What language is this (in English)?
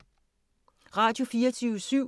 Danish